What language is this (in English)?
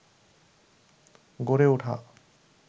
Bangla